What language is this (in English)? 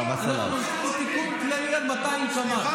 Hebrew